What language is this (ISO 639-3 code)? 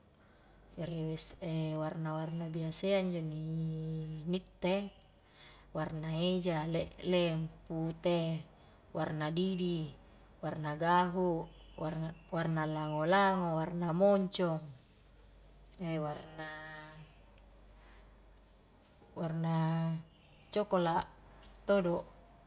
kjk